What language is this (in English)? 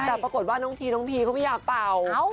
Thai